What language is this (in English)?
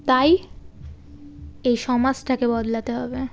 Bangla